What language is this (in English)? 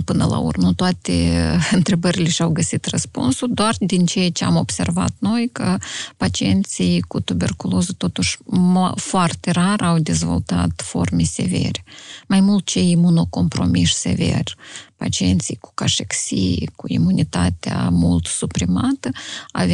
Romanian